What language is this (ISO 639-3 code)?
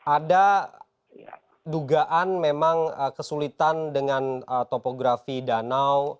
ind